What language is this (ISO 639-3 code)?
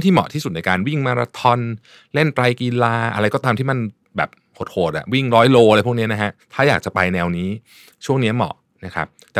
tha